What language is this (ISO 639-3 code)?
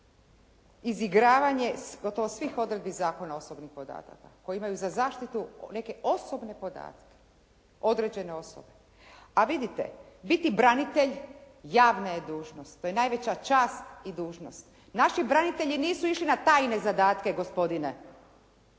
hrv